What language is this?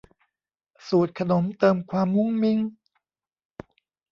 Thai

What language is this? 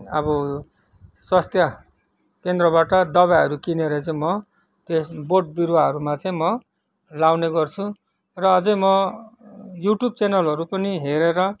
Nepali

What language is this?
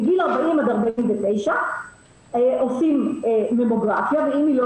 Hebrew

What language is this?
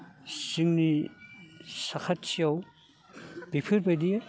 Bodo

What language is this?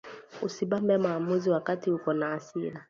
Swahili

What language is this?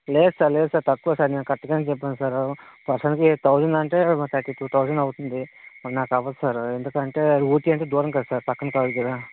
Telugu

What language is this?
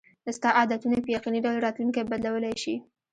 Pashto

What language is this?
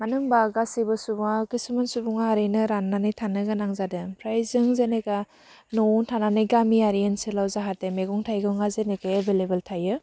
Bodo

